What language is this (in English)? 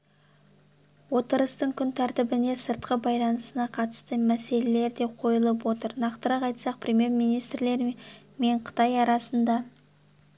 Kazakh